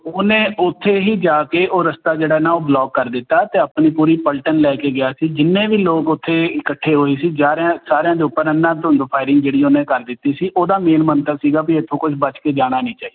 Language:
Punjabi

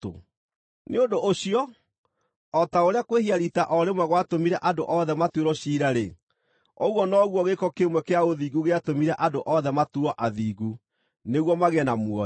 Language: Kikuyu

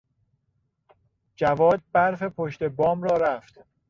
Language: Persian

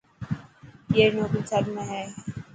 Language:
Dhatki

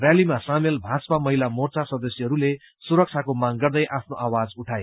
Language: Nepali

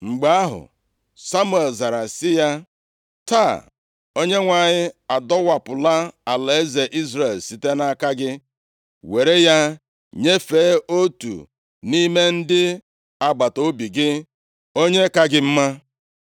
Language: Igbo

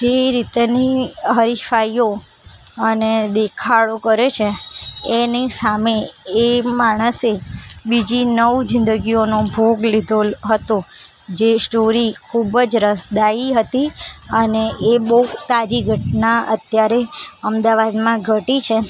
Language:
Gujarati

